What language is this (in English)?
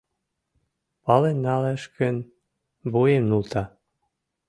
Mari